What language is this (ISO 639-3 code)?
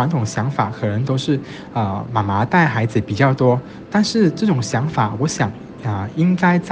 zho